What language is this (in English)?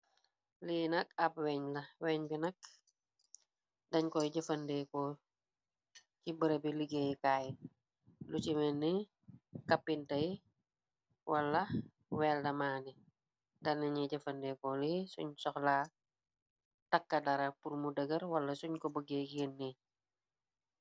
Wolof